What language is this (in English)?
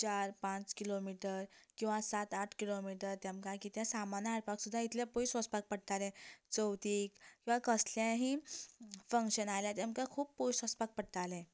Konkani